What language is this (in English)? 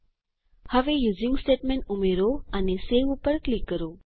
Gujarati